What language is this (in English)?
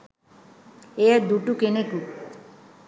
Sinhala